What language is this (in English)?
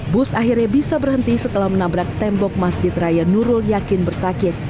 Indonesian